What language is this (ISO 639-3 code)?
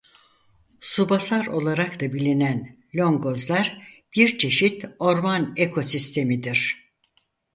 tur